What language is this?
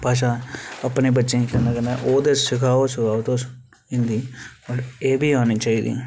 Dogri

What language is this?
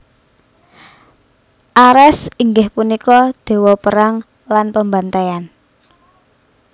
Javanese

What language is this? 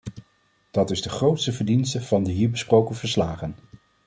Dutch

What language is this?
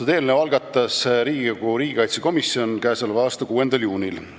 Estonian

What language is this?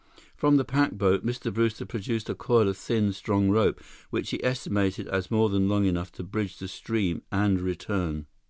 English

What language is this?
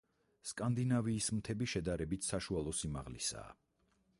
Georgian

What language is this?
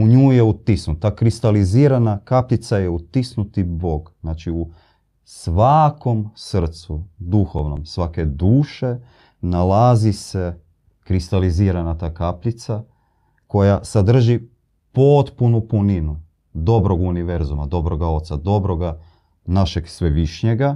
Croatian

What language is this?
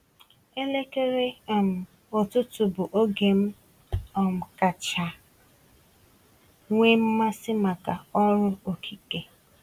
Igbo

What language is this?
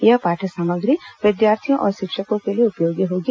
Hindi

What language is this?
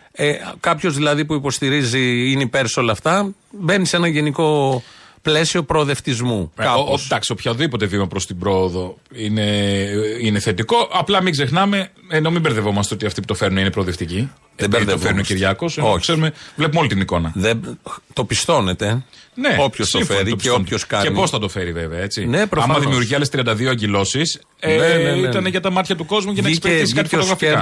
Greek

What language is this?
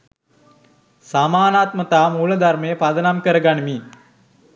Sinhala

